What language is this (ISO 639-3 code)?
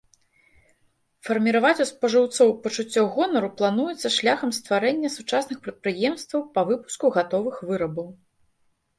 bel